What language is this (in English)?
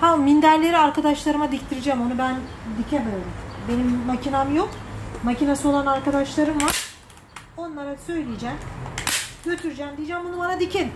Turkish